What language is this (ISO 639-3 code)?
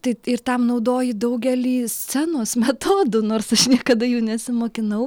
lit